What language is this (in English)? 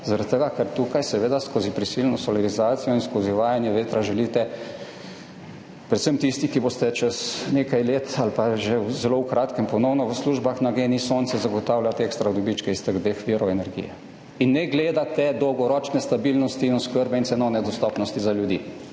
Slovenian